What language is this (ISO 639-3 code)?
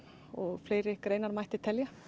isl